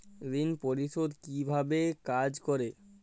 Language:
Bangla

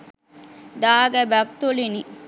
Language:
Sinhala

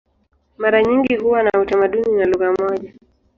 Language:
Swahili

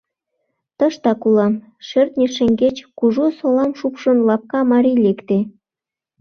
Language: Mari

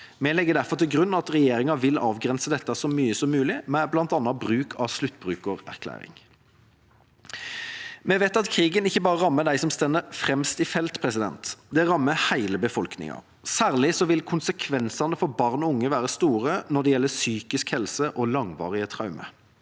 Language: Norwegian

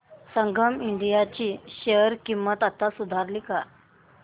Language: Marathi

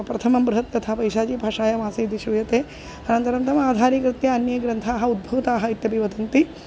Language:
Sanskrit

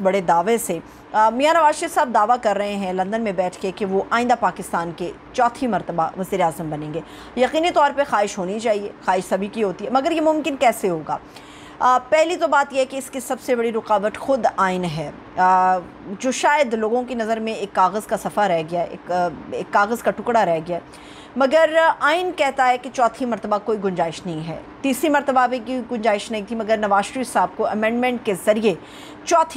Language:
Hindi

